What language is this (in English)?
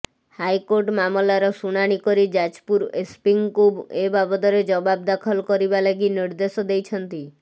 Odia